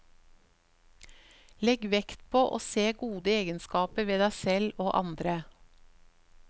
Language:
Norwegian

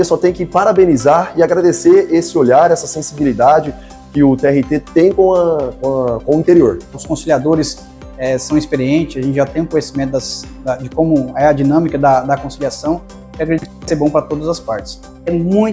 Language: Portuguese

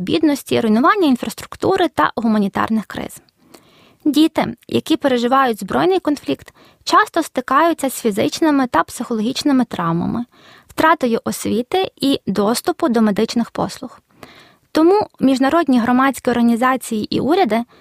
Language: Ukrainian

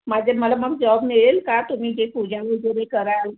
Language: Marathi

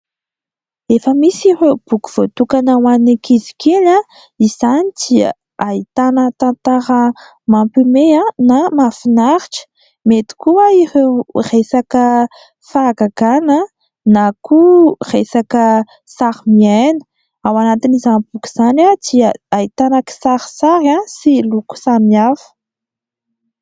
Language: Malagasy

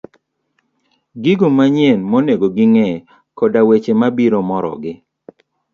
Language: Luo (Kenya and Tanzania)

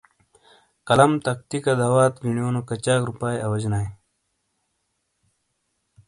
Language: Shina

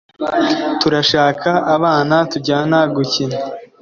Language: Kinyarwanda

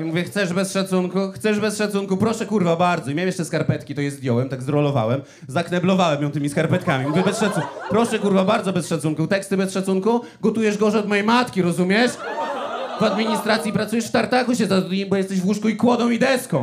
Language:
Polish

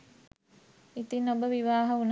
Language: Sinhala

